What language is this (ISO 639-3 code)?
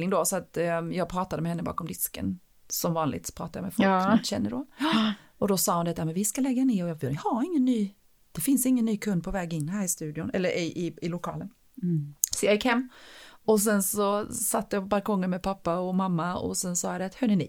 swe